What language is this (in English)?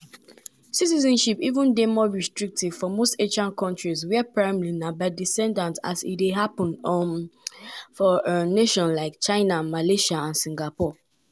Nigerian Pidgin